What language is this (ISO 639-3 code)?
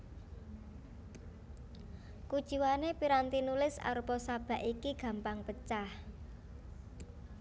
jav